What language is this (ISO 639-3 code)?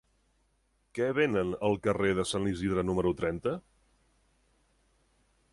cat